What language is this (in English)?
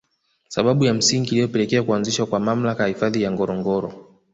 Swahili